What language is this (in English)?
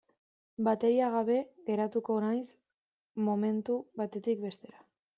Basque